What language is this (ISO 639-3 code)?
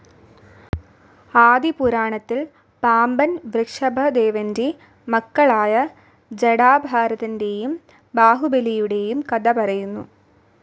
mal